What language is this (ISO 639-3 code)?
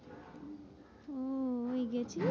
ben